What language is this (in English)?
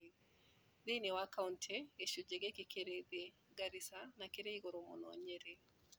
Kikuyu